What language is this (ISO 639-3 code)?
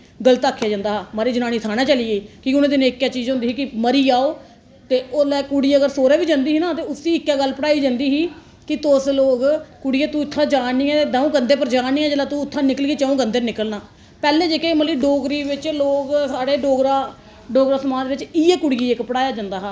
doi